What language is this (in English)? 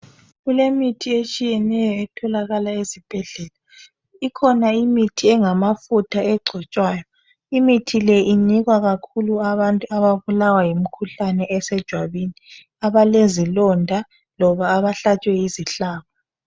North Ndebele